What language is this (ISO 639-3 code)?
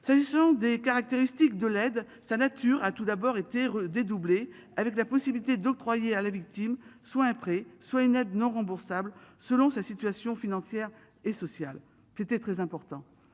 fra